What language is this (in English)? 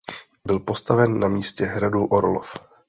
Czech